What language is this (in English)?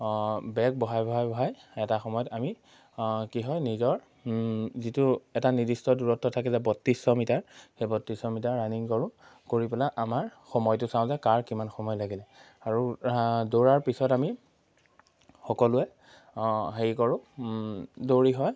Assamese